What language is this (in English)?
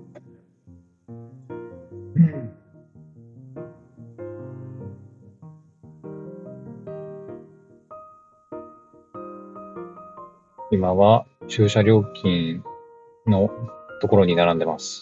Japanese